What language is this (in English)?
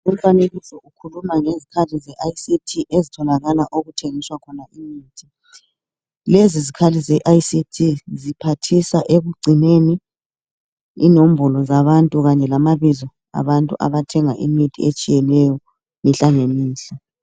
North Ndebele